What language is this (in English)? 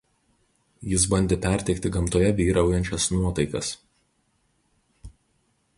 Lithuanian